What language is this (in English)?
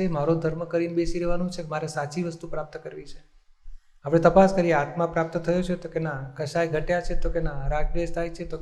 Gujarati